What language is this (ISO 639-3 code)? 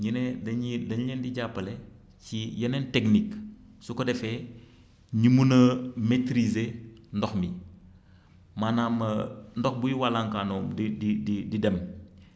wol